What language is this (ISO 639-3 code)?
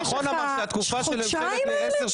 heb